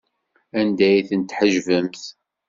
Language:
Kabyle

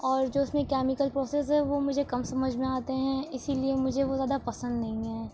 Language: Urdu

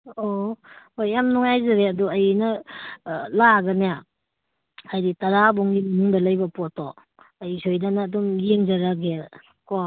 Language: Manipuri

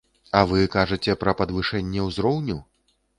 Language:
Belarusian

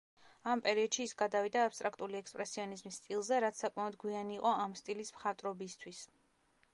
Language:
Georgian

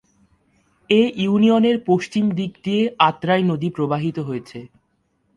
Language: Bangla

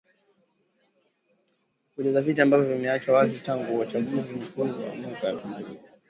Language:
Swahili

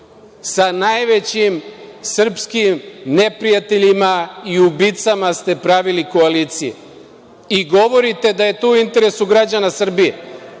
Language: Serbian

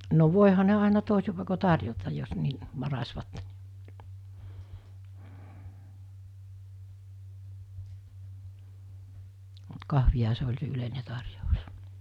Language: Finnish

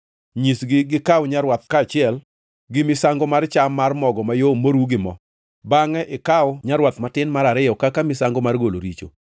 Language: Luo (Kenya and Tanzania)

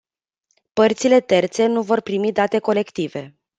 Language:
Romanian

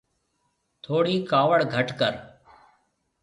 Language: Marwari (Pakistan)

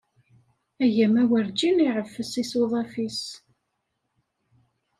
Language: Kabyle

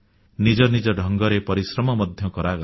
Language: Odia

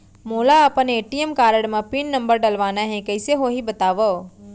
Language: Chhattisgarhi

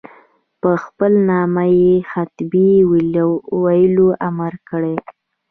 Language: Pashto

